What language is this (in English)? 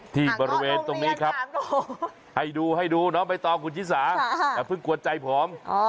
Thai